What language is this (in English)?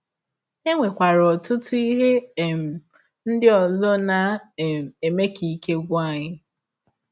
Igbo